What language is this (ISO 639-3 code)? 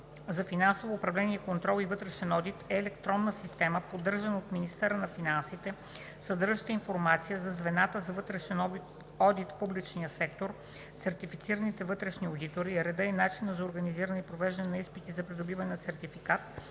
bul